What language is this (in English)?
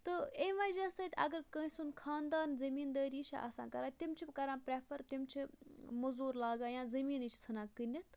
Kashmiri